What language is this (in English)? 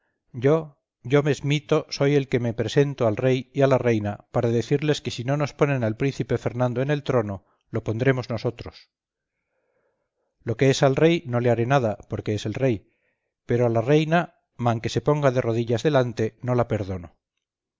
Spanish